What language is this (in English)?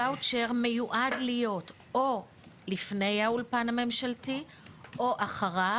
Hebrew